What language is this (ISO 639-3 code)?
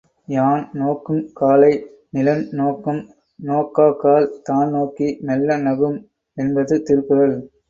tam